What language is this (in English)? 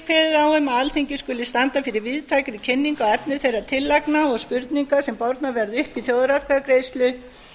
Icelandic